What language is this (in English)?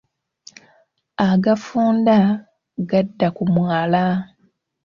Ganda